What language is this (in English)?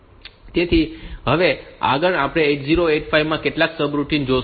Gujarati